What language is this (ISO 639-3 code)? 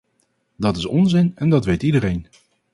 nld